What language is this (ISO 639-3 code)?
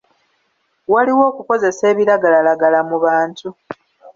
lug